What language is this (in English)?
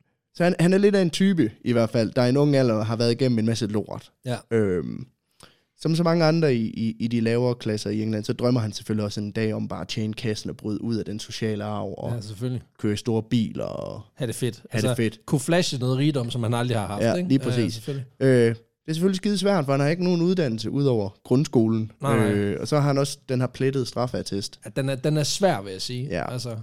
Danish